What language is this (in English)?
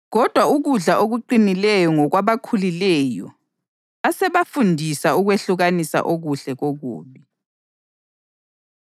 North Ndebele